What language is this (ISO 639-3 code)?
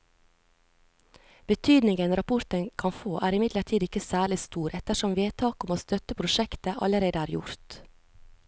nor